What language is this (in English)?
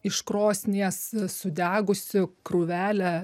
Lithuanian